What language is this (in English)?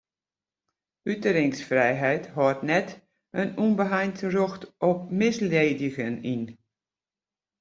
Western Frisian